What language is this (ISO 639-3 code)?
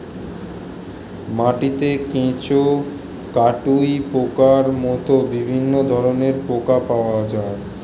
ben